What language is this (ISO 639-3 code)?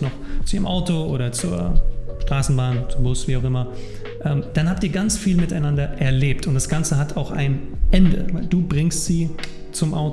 deu